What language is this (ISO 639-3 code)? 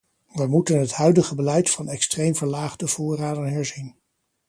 nld